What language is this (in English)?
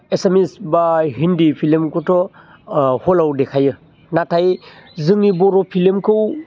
Bodo